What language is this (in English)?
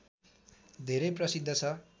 Nepali